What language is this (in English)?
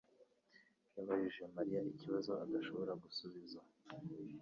Kinyarwanda